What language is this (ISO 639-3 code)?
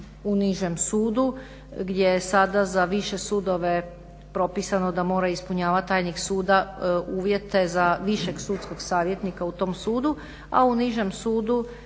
hrv